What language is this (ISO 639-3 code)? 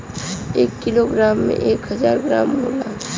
bho